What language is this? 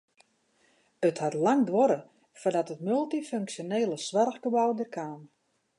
Western Frisian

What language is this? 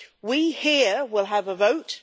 English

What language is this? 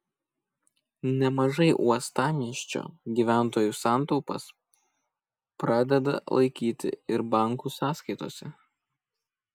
Lithuanian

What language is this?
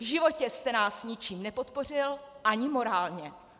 Czech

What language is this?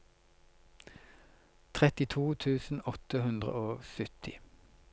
Norwegian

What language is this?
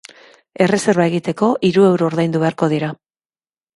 Basque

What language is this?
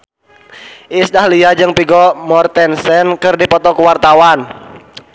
Sundanese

